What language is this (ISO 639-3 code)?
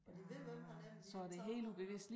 dan